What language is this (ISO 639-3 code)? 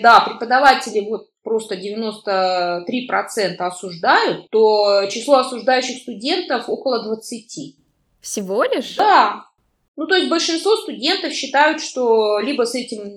rus